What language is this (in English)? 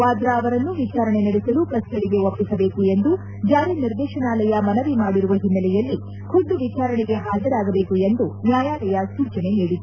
Kannada